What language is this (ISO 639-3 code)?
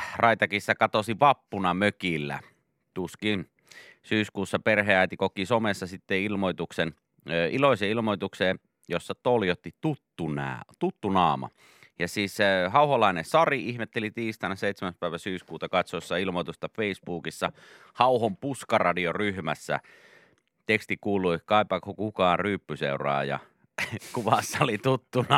fin